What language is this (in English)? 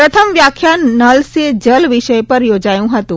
Gujarati